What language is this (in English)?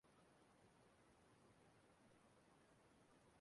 Igbo